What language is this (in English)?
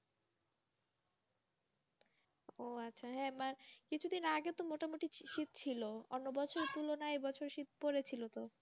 Bangla